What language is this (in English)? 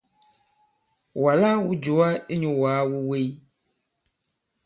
Bankon